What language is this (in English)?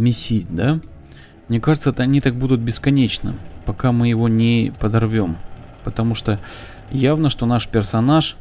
Russian